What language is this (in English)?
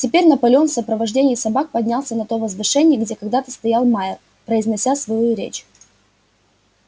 Russian